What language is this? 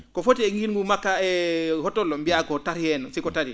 Fula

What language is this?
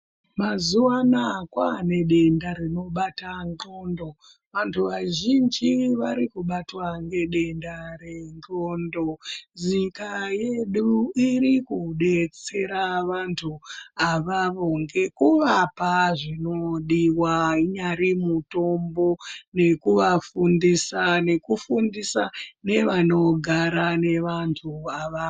Ndau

